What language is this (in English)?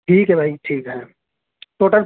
Urdu